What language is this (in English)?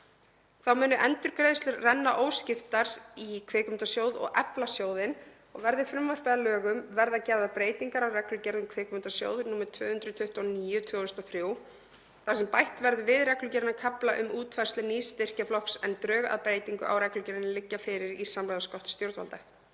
Icelandic